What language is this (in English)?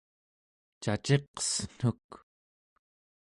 Central Yupik